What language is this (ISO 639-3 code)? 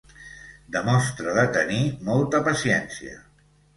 cat